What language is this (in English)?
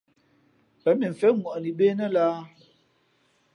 Fe'fe'